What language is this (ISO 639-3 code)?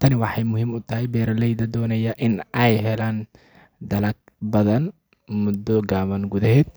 som